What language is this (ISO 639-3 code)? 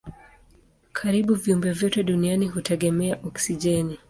swa